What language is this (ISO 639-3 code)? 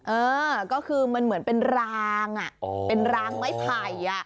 tha